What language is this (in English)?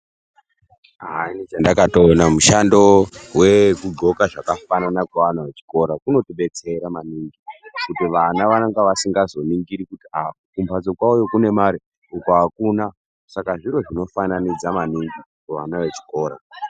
Ndau